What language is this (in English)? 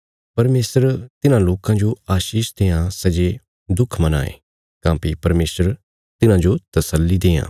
Bilaspuri